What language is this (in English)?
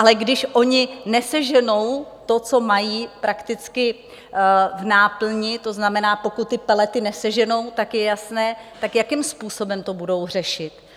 Czech